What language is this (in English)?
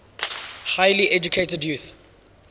English